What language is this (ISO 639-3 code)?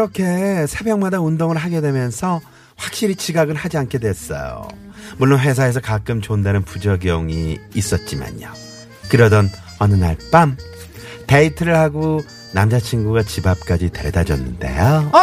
kor